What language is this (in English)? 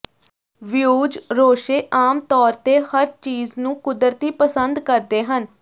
Punjabi